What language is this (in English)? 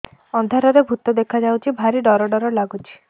Odia